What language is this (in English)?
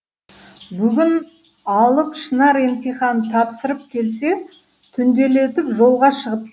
Kazakh